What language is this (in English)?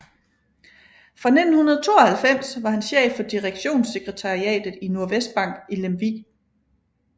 Danish